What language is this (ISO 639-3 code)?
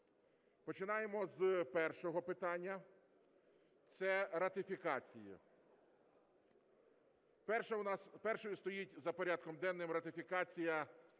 ukr